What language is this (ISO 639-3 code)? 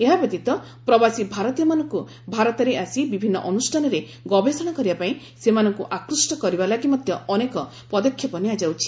ori